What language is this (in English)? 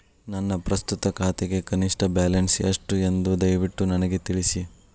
Kannada